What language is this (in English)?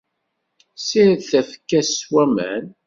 Kabyle